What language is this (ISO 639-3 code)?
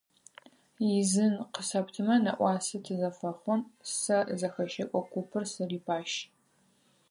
ady